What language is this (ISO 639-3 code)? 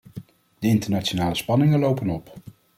nld